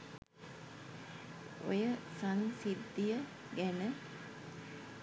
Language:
Sinhala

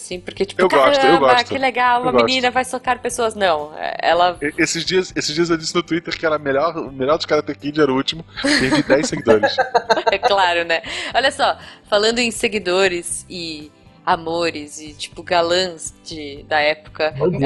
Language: Portuguese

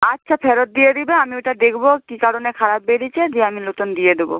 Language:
Bangla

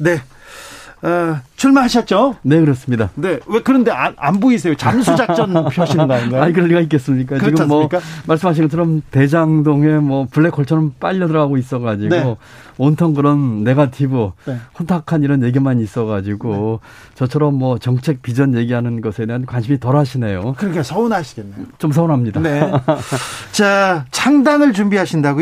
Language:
Korean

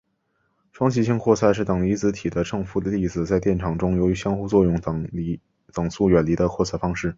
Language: Chinese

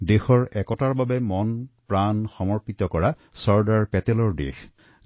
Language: Assamese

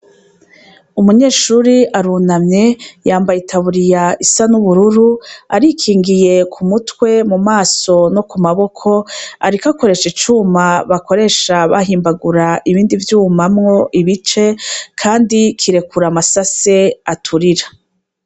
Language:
Rundi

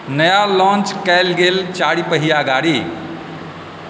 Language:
Maithili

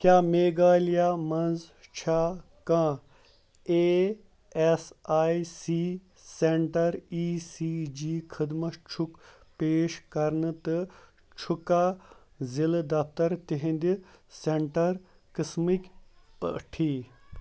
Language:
Kashmiri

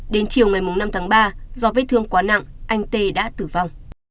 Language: Vietnamese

